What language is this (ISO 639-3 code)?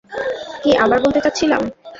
ben